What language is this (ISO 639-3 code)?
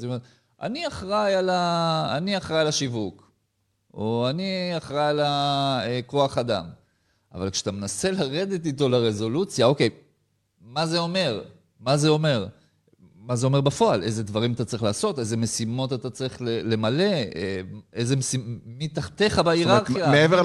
heb